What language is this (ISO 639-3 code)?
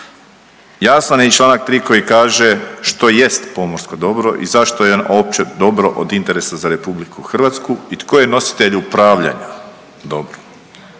hrv